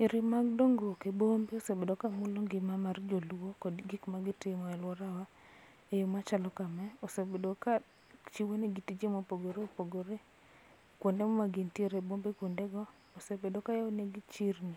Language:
Luo (Kenya and Tanzania)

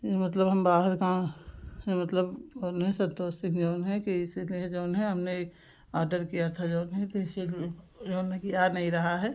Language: Hindi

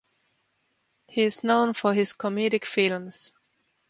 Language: English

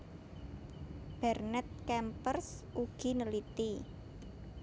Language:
Javanese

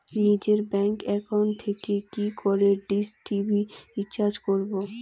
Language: Bangla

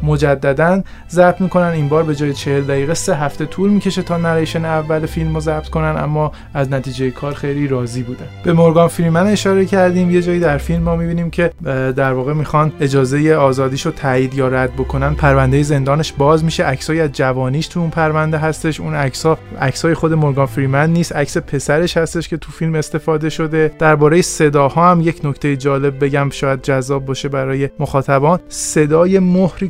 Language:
Persian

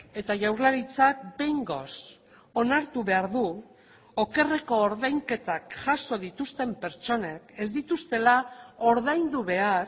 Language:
Basque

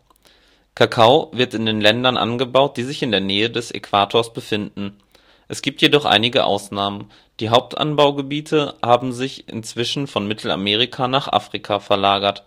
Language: German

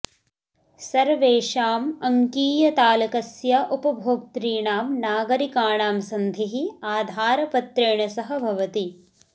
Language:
Sanskrit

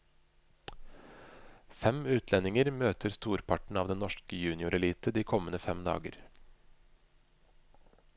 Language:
Norwegian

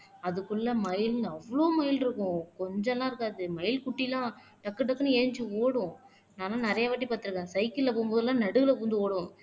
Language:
Tamil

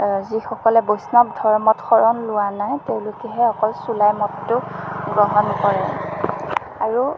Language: Assamese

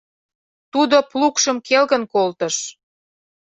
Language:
Mari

